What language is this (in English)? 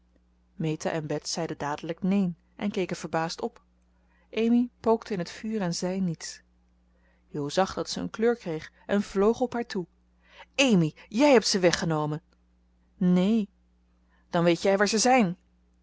Dutch